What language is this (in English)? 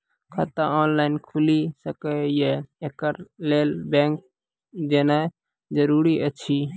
Maithili